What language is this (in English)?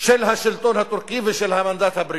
Hebrew